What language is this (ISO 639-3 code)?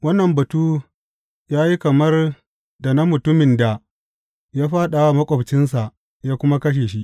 hau